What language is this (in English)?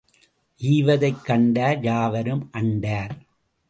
Tamil